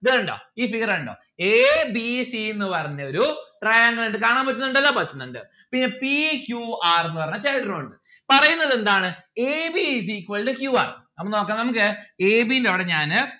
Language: Malayalam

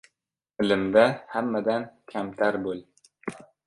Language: Uzbek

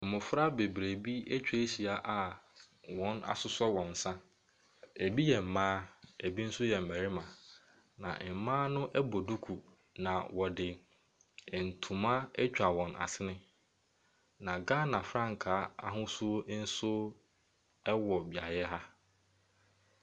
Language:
Akan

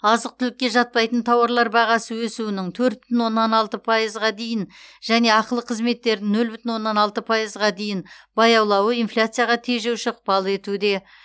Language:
Kazakh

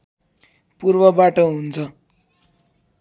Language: Nepali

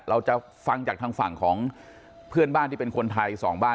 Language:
Thai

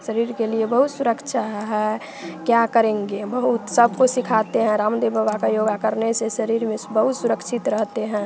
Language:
Hindi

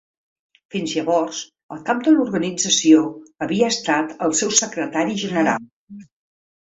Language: Catalan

